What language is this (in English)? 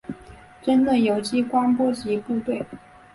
Chinese